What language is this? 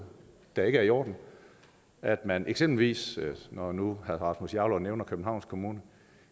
Danish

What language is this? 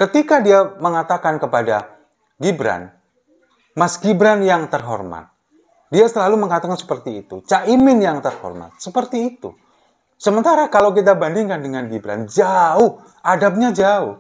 Indonesian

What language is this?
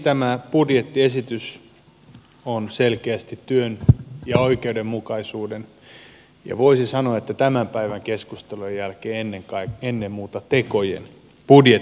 Finnish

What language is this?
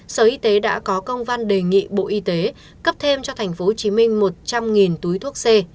Vietnamese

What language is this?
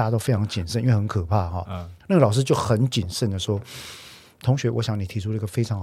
Chinese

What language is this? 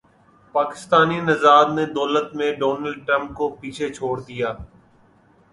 Urdu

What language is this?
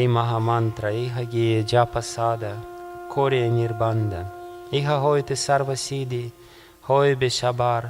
Russian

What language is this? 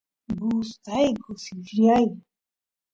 Santiago del Estero Quichua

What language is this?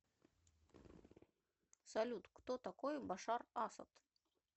Russian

